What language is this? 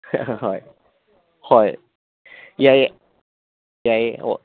Manipuri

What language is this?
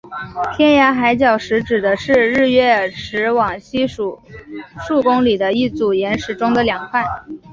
Chinese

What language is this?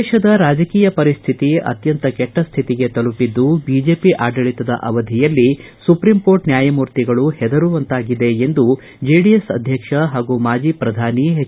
Kannada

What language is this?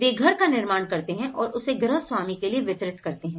Hindi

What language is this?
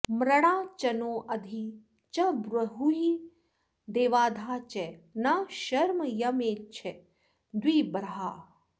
Sanskrit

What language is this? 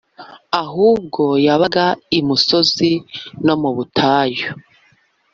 Kinyarwanda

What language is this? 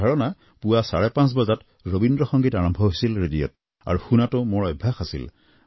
Assamese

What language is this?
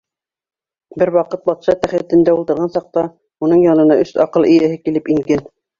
Bashkir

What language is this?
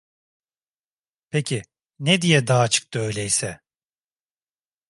Turkish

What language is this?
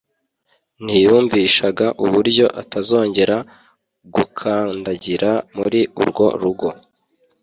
Kinyarwanda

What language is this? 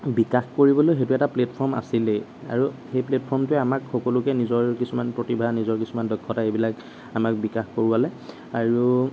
Assamese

